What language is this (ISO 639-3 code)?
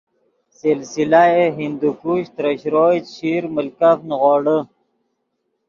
ydg